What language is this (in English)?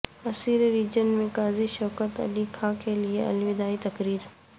Urdu